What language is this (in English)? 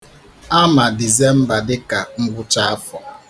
Igbo